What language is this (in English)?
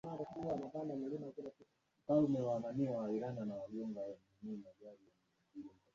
Swahili